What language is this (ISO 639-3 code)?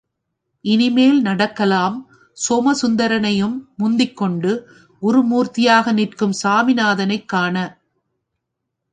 tam